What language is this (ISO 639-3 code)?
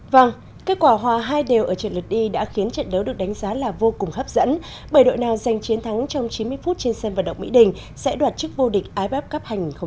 vie